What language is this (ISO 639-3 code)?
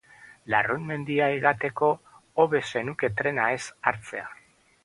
eus